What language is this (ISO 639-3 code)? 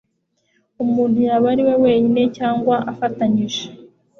kin